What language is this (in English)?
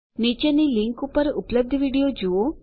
Gujarati